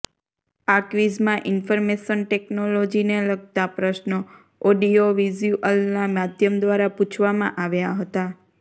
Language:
Gujarati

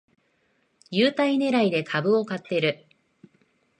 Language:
Japanese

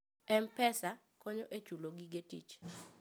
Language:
Luo (Kenya and Tanzania)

